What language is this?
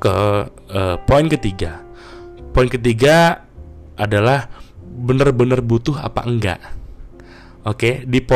Indonesian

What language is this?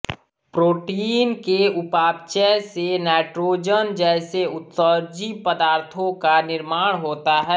Hindi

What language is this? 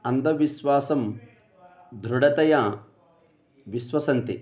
Sanskrit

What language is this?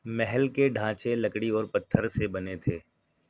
Urdu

